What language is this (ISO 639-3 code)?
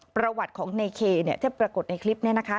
tha